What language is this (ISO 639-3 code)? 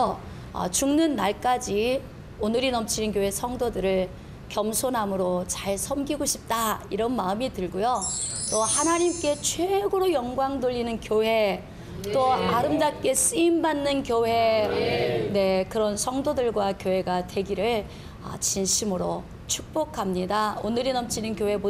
kor